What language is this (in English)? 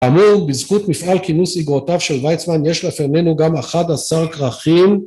Hebrew